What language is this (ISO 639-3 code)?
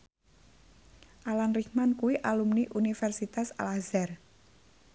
jav